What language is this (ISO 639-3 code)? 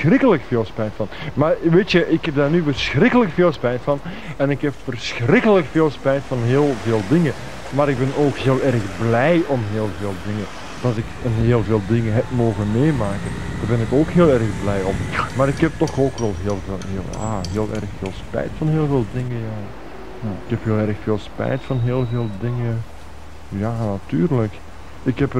nld